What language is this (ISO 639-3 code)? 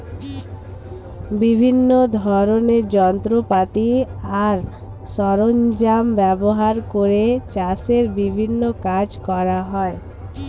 ben